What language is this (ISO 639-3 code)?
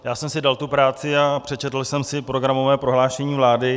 ces